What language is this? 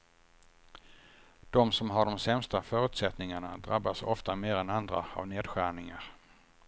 Swedish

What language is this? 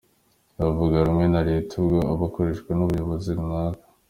Kinyarwanda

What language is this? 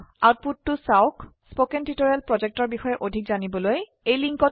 Assamese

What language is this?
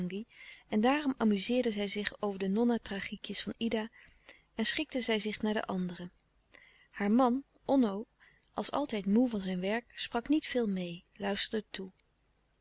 Dutch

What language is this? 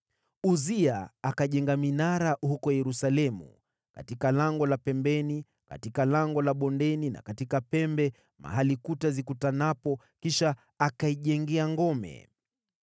Swahili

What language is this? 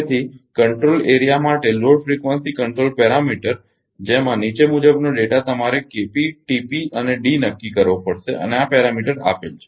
Gujarati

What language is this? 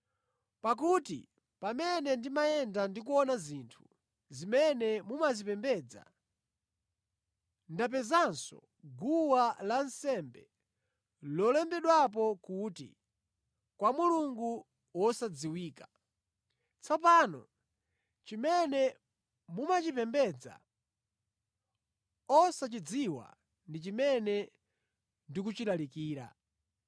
Nyanja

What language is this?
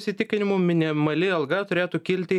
Lithuanian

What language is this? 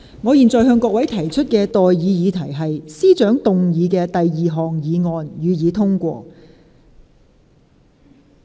Cantonese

